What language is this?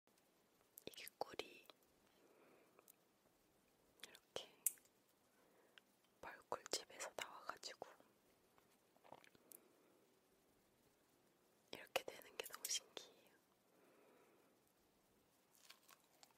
Korean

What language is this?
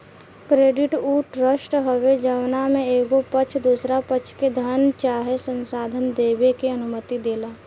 Bhojpuri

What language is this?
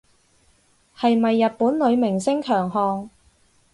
Cantonese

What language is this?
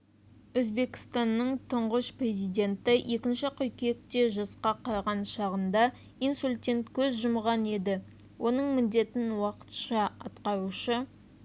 Kazakh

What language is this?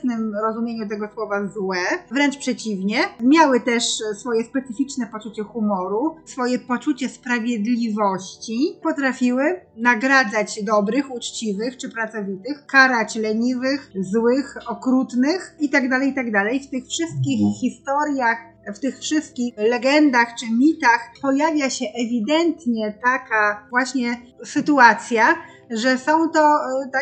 Polish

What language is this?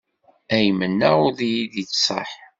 Kabyle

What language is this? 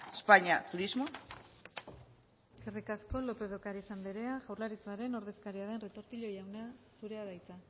Basque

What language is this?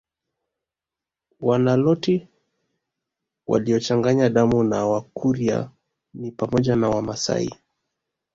Swahili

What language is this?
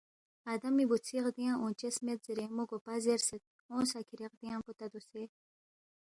Balti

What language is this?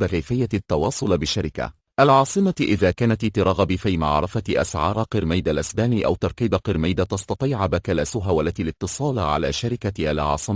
Arabic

